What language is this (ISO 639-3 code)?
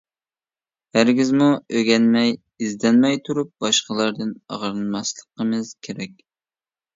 uig